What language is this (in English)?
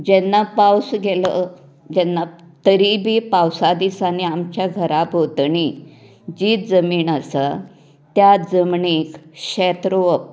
Konkani